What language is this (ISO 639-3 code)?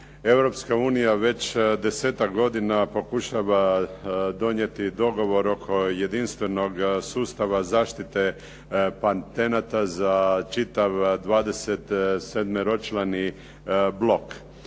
hrv